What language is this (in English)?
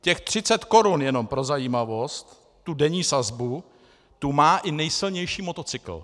Czech